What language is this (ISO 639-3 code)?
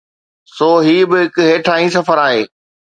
snd